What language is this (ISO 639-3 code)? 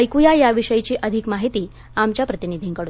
mar